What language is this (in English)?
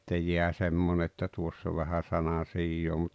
Finnish